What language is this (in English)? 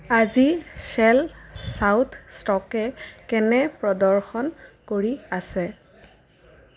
Assamese